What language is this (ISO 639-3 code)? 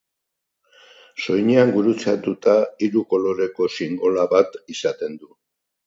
eus